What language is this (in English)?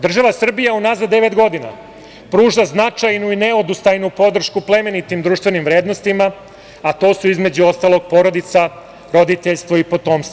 Serbian